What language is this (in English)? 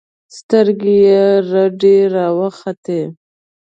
Pashto